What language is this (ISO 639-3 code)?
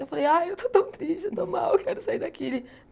por